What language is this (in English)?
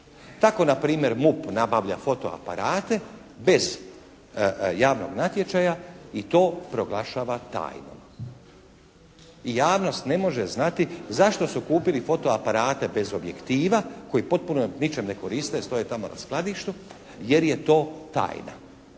Croatian